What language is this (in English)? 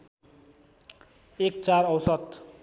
Nepali